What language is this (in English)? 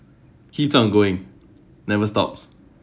English